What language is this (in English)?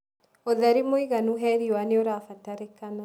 Kikuyu